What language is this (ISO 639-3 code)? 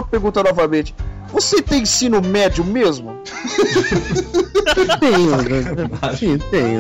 por